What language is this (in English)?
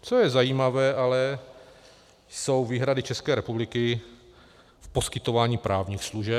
Czech